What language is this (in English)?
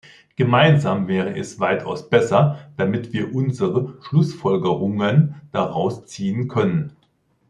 German